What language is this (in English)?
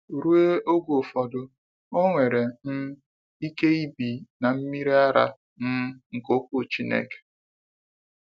Igbo